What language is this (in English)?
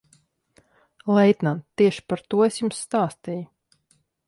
Latvian